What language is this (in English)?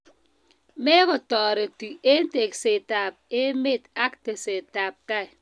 Kalenjin